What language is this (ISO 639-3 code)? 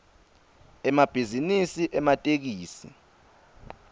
ssw